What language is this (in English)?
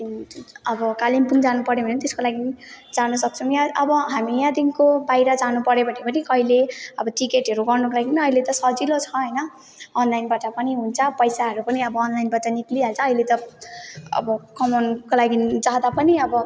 Nepali